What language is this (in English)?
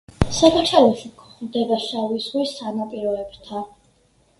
Georgian